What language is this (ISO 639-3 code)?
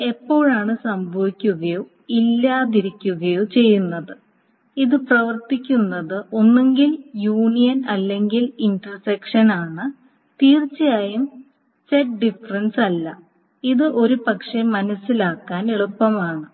mal